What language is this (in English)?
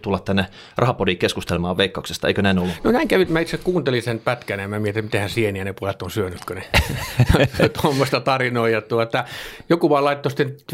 Finnish